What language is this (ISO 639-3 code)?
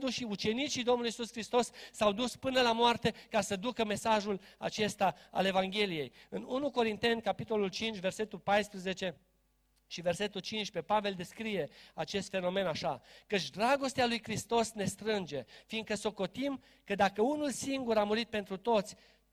ron